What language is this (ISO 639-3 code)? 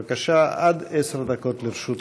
heb